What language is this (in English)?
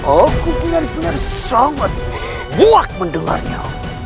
Indonesian